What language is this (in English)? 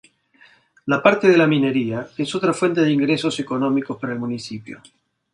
Spanish